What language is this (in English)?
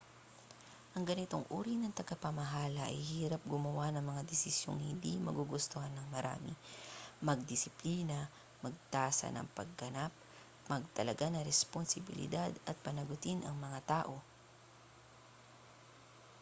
Filipino